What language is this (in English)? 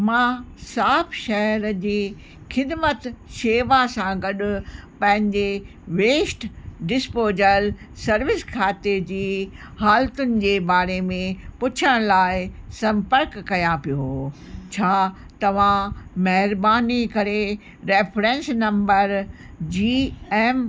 Sindhi